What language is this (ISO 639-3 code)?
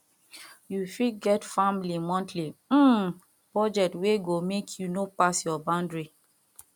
pcm